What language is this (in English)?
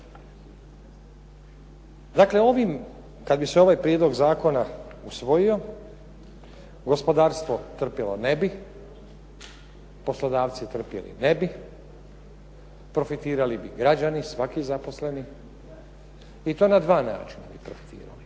Croatian